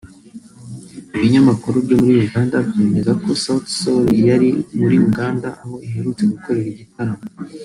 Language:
Kinyarwanda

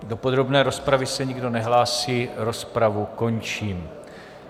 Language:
Czech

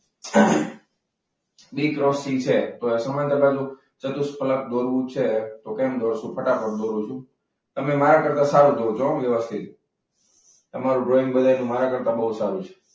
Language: Gujarati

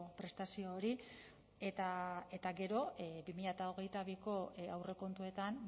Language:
Basque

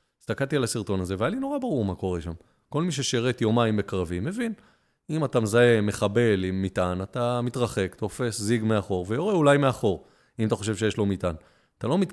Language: Hebrew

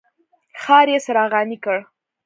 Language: Pashto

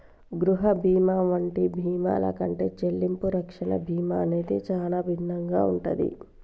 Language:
Telugu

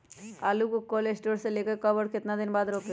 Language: Magahi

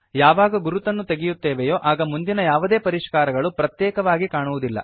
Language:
Kannada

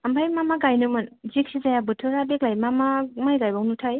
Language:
Bodo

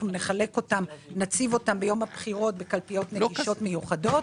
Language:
Hebrew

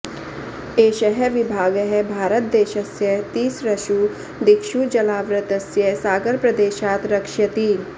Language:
Sanskrit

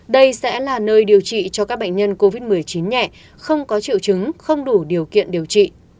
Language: Vietnamese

